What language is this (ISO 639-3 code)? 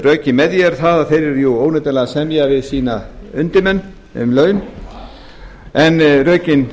isl